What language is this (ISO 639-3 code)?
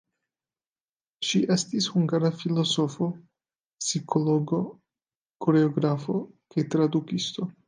epo